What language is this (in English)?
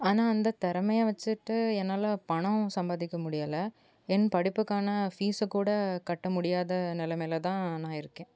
Tamil